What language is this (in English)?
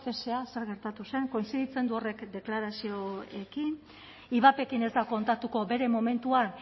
Basque